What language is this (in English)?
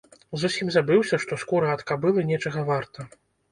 Belarusian